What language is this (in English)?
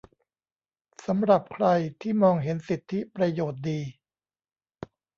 Thai